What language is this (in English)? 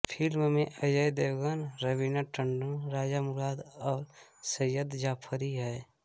Hindi